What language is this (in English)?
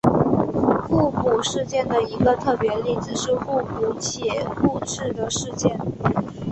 Chinese